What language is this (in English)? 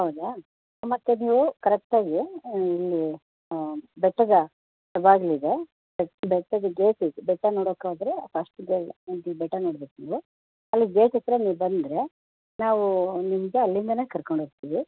Kannada